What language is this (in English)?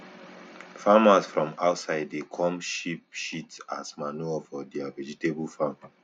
Nigerian Pidgin